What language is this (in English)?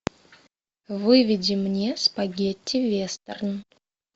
Russian